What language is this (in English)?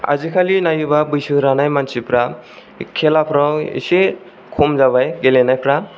Bodo